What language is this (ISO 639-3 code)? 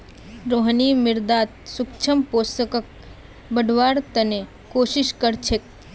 mag